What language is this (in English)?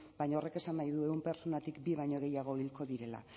Basque